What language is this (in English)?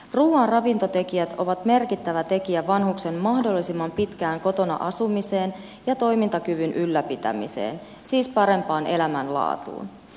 Finnish